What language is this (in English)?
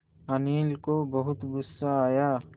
Hindi